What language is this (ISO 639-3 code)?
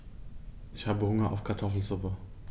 deu